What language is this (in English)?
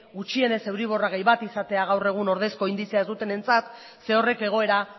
Basque